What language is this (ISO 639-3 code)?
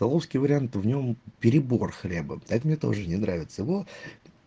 rus